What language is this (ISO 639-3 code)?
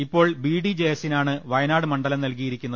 mal